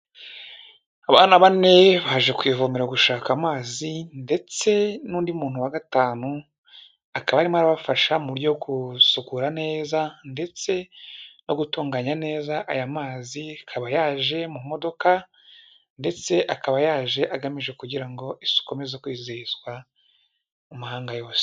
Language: Kinyarwanda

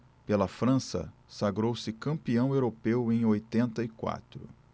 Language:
Portuguese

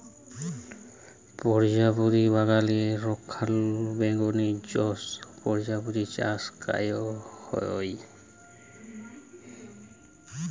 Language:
Bangla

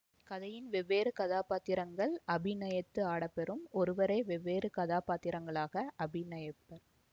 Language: Tamil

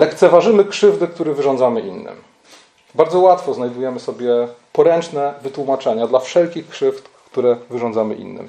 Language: Polish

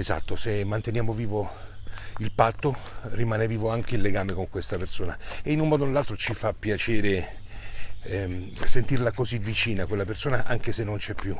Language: Italian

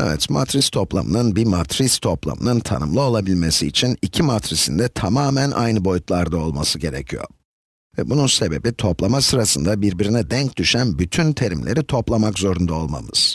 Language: Turkish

